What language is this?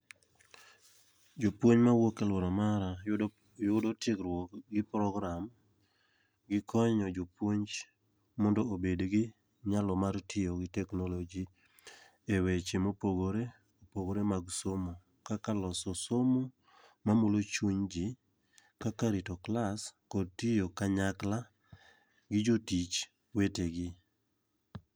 Luo (Kenya and Tanzania)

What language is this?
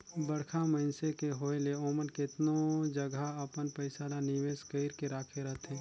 Chhattisgarhi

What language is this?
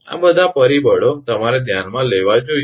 Gujarati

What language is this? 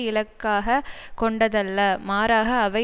Tamil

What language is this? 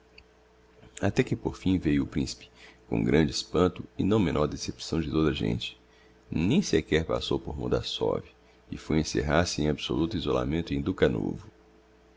Portuguese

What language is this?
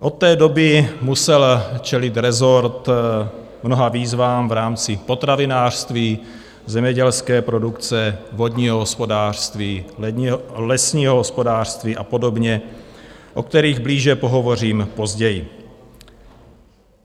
Czech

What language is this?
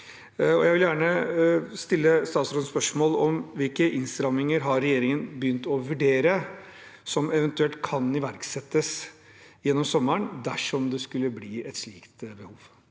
Norwegian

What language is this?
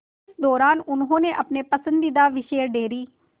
Hindi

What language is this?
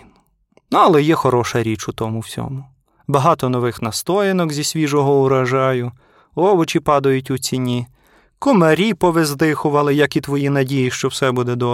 Ukrainian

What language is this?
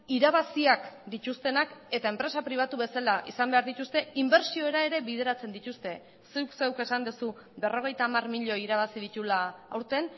Basque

